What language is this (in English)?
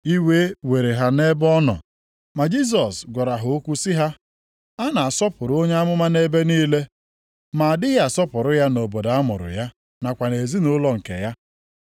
Igbo